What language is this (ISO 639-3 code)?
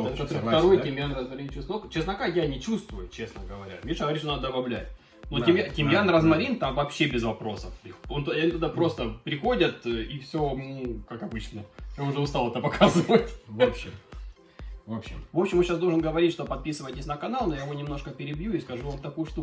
rus